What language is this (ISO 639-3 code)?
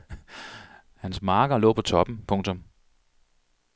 dan